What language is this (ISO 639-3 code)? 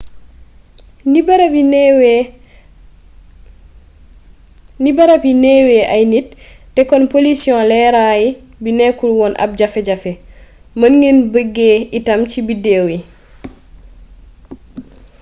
wol